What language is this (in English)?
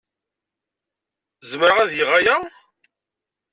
Kabyle